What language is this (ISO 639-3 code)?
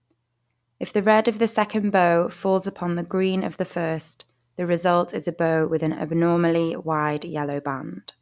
eng